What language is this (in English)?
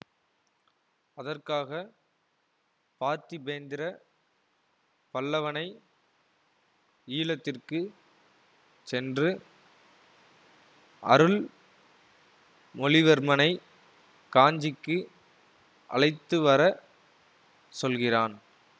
Tamil